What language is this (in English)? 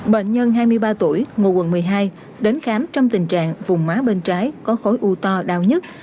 Vietnamese